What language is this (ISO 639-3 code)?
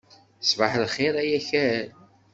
kab